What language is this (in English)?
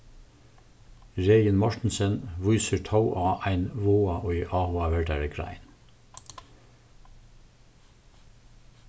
Faroese